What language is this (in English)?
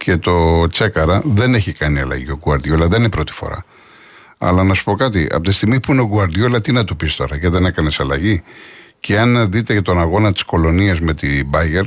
Greek